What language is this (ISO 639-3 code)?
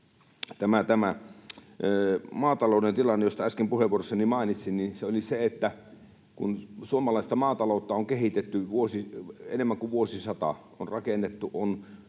fin